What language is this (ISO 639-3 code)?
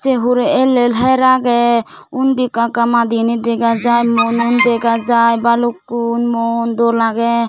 ccp